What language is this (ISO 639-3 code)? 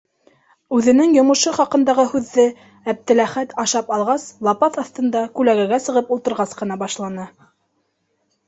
bak